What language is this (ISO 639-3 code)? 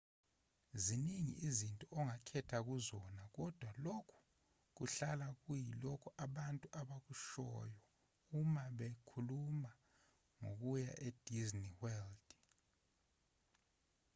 zul